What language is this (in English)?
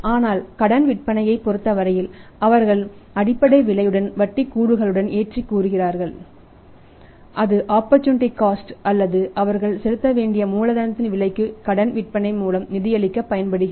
Tamil